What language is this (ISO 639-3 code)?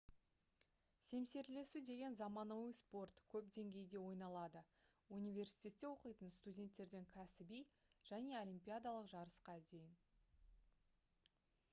kaz